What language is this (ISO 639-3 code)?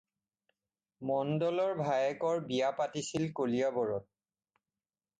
asm